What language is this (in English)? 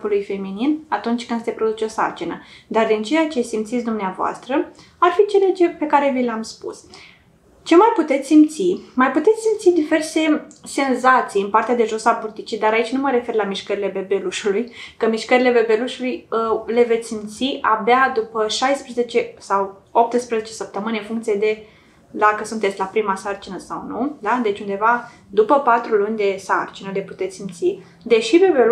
Romanian